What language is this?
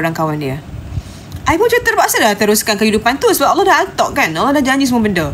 Malay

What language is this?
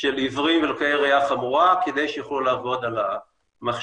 Hebrew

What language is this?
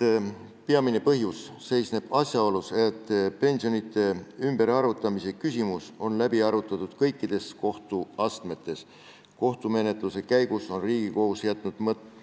Estonian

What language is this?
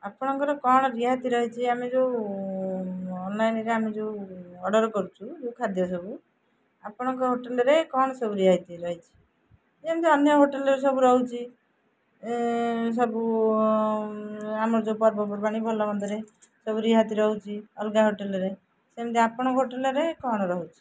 Odia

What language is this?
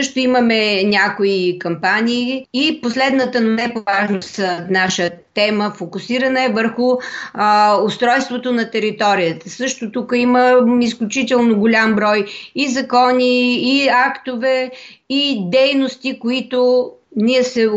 Bulgarian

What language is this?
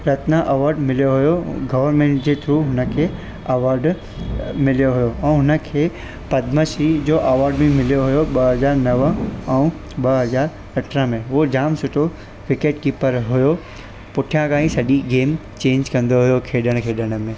Sindhi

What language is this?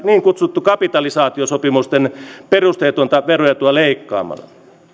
Finnish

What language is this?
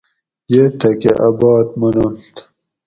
Gawri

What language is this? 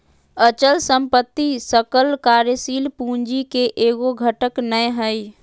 Magahi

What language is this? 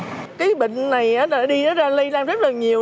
Vietnamese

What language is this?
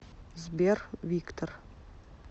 Russian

